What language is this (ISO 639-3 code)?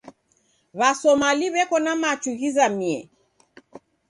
dav